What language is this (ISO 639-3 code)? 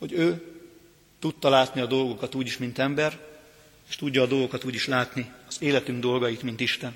hun